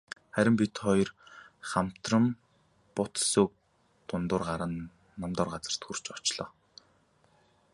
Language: Mongolian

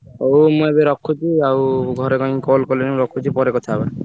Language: Odia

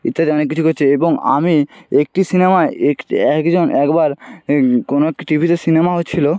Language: Bangla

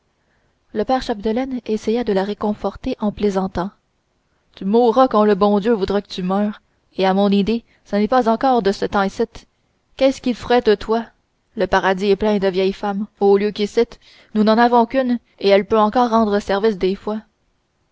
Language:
French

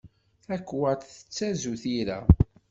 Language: Kabyle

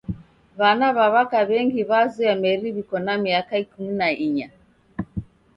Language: Taita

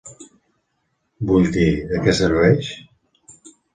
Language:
Catalan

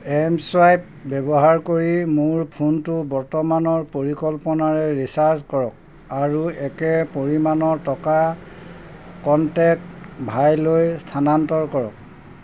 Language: Assamese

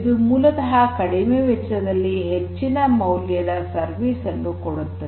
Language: Kannada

